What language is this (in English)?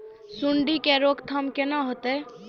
Maithili